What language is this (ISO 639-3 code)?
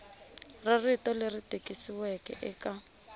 tso